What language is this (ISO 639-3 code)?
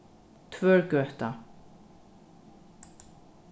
fao